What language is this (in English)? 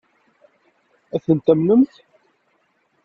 Kabyle